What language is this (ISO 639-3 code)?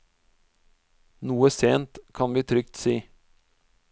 nor